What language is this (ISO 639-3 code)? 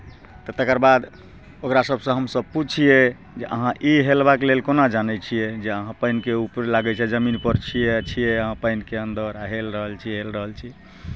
mai